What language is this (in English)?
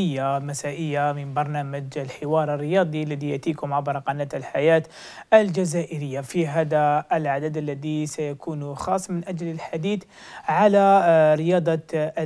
Arabic